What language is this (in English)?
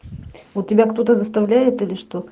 Russian